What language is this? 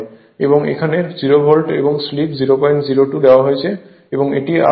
Bangla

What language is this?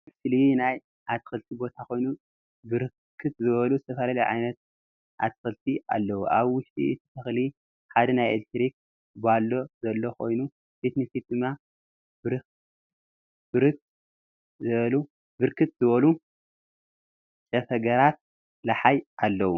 Tigrinya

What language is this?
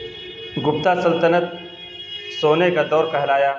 Urdu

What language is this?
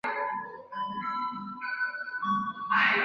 Chinese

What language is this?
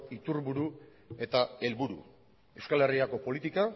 Basque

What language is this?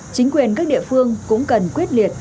Vietnamese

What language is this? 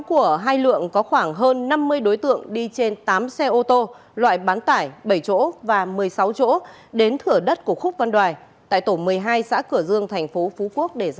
Vietnamese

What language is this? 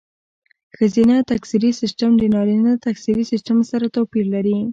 Pashto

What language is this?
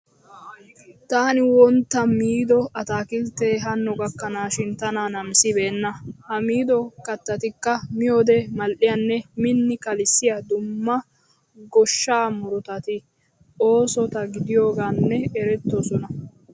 Wolaytta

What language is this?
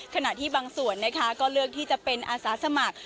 Thai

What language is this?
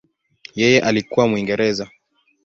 Swahili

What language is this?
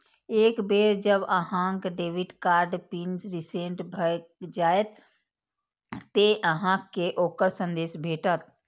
Maithili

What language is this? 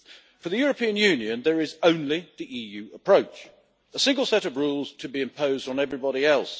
English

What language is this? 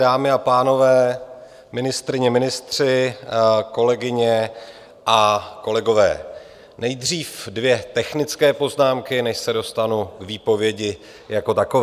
Czech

